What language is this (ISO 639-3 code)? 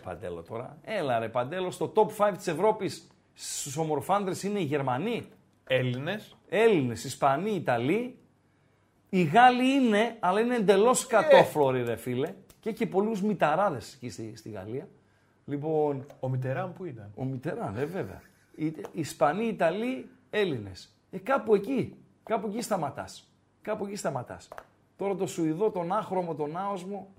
ell